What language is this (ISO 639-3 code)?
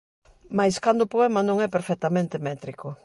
glg